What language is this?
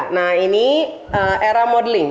Indonesian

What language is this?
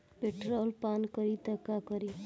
Bhojpuri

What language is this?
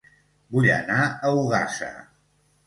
Catalan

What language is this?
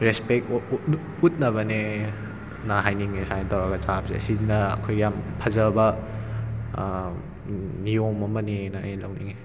Manipuri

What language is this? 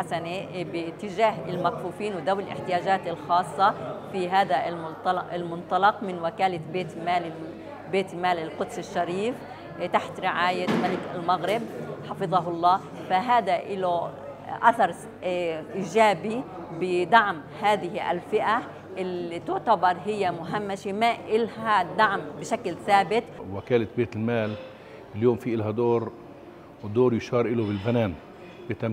Arabic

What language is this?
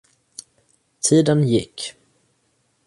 Swedish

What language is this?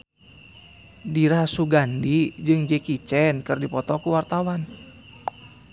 Sundanese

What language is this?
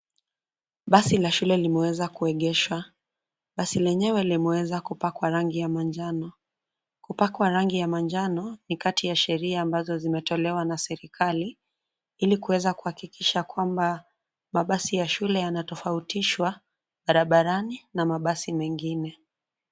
Swahili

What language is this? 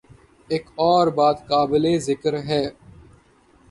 Urdu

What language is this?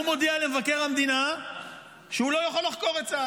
Hebrew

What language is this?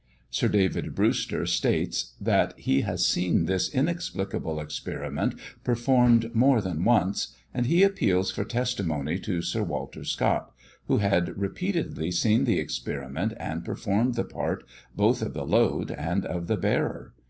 English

